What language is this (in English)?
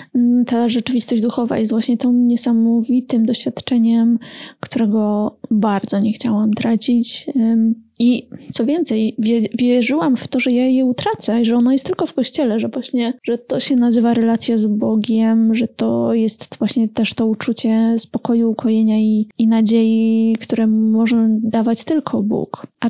Polish